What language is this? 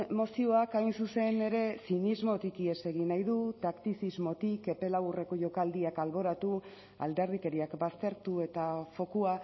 Basque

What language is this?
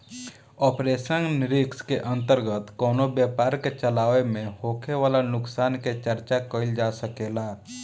Bhojpuri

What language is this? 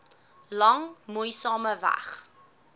Afrikaans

